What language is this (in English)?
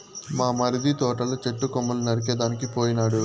Telugu